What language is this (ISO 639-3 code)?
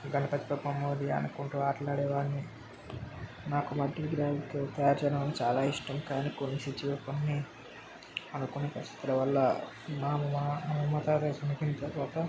tel